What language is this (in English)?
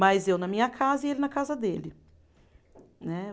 Portuguese